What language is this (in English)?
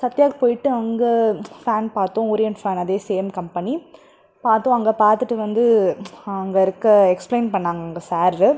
Tamil